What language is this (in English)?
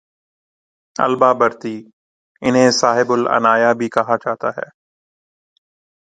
Urdu